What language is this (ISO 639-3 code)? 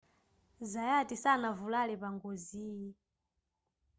nya